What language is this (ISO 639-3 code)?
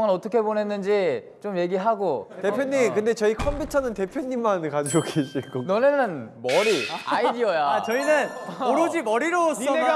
kor